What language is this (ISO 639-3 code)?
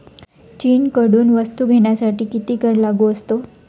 mar